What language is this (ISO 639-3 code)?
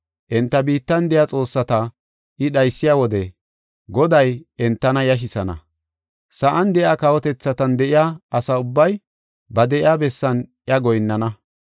gof